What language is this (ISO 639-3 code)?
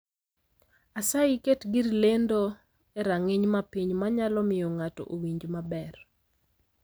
luo